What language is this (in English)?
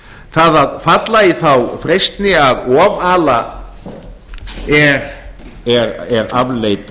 Icelandic